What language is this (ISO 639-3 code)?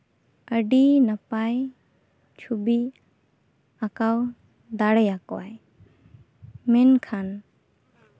sat